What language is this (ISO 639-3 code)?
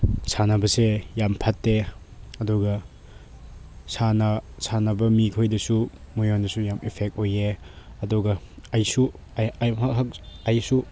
mni